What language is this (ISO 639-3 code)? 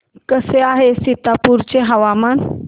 mar